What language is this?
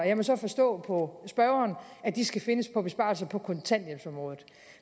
Danish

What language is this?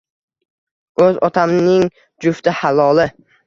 Uzbek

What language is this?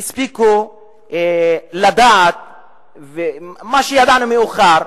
Hebrew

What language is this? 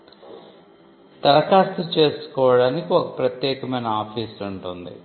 Telugu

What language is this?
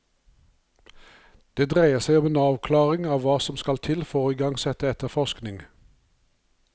Norwegian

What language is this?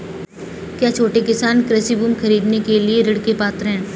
Hindi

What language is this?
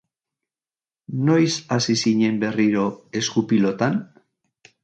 Basque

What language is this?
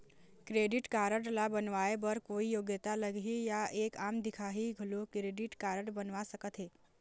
Chhattisgarhi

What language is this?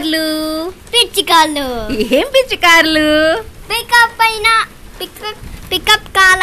Telugu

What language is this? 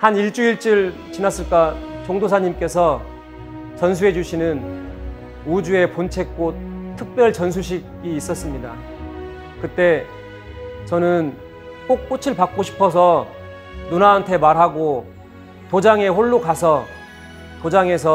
Korean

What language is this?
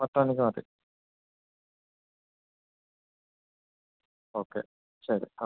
Malayalam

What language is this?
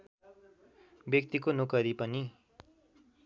Nepali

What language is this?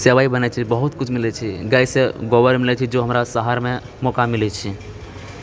Maithili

